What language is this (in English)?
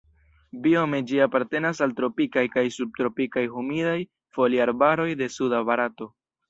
Esperanto